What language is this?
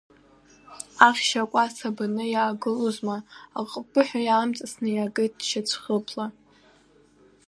Abkhazian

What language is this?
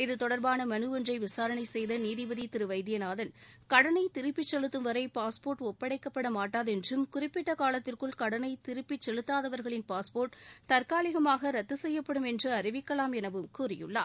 Tamil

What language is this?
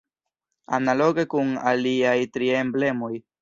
Esperanto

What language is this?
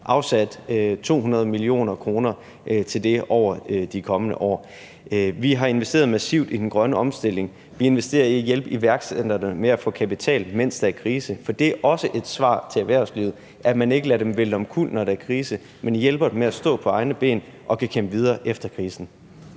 Danish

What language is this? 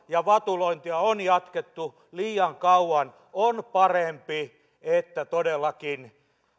Finnish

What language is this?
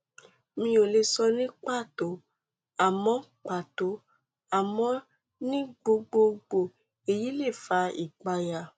Yoruba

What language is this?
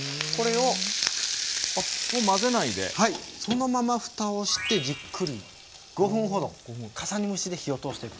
Japanese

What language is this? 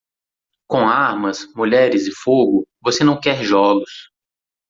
Portuguese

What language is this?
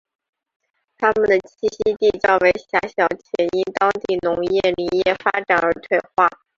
Chinese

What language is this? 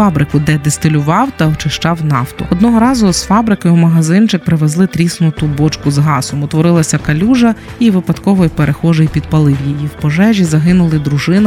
Ukrainian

